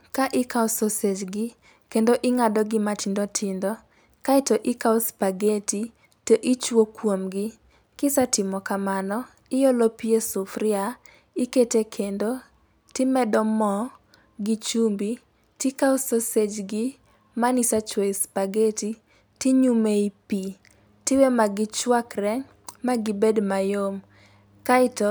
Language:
Luo (Kenya and Tanzania)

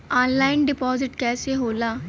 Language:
Bhojpuri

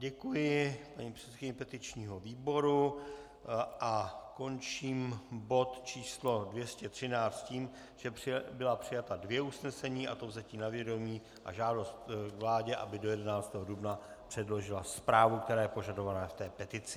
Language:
Czech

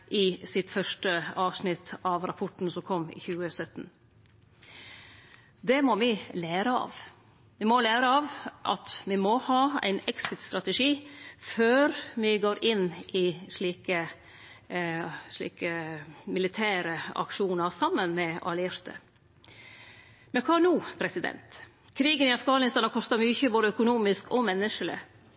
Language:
Norwegian Nynorsk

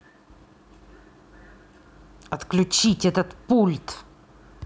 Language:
Russian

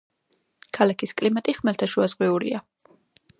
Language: Georgian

